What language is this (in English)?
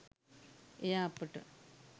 Sinhala